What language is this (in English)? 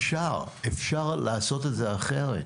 Hebrew